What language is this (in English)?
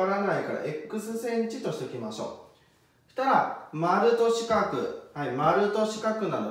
Japanese